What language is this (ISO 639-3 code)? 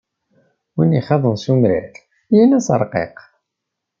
kab